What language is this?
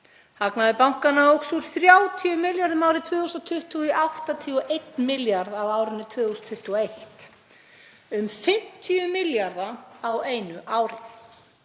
Icelandic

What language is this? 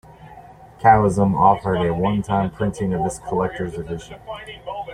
English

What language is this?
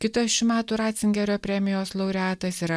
Lithuanian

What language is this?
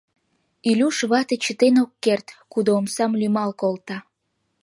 Mari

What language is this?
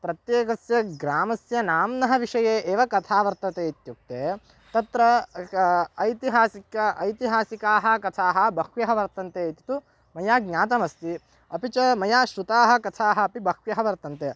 Sanskrit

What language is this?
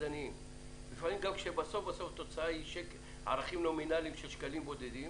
Hebrew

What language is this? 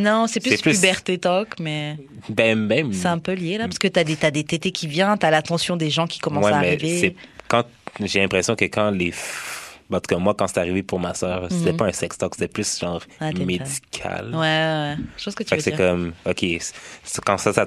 French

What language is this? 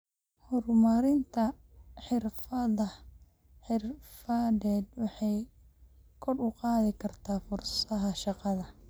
Somali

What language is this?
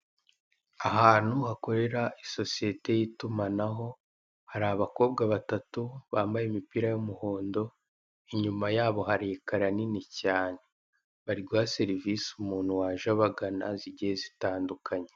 Kinyarwanda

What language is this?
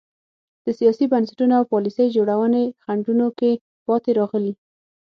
Pashto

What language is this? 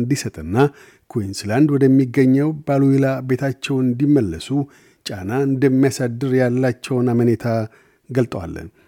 Amharic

